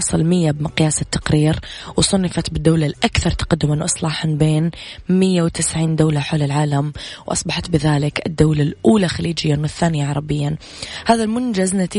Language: Arabic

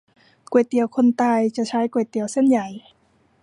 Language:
Thai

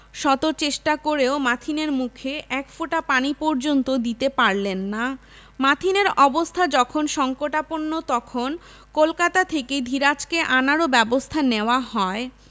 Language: Bangla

